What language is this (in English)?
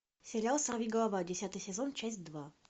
Russian